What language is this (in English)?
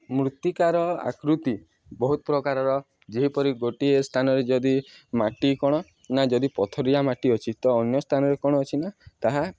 Odia